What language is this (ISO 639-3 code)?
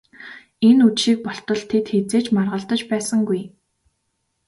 mon